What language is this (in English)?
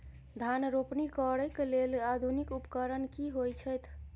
Maithili